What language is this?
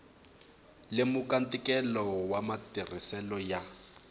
Tsonga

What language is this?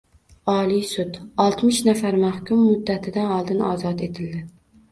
Uzbek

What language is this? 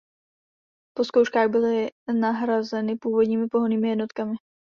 Czech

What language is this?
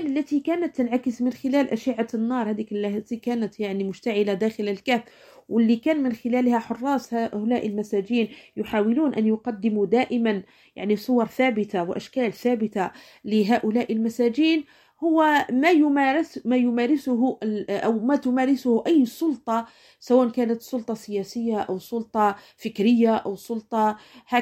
Arabic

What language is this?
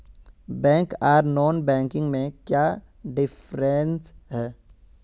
Magahi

